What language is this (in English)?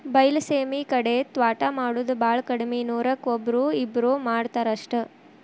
Kannada